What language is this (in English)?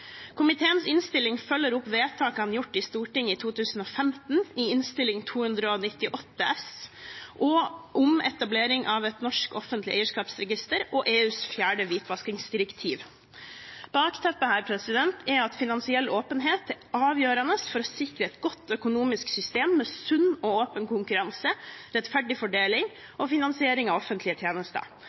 Norwegian Bokmål